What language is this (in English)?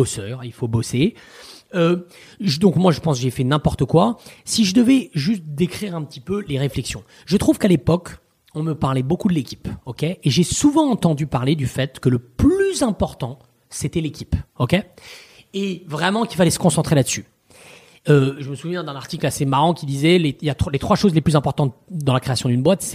French